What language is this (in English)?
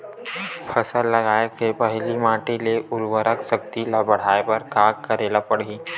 Chhattisgarhi